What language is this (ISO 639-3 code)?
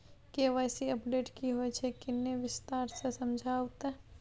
mai